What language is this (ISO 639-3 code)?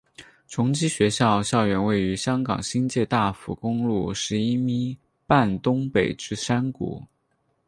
zho